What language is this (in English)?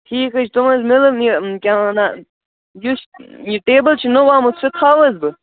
Kashmiri